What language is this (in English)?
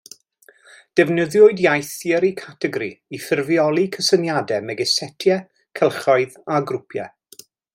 Welsh